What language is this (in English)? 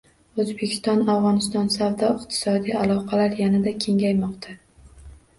Uzbek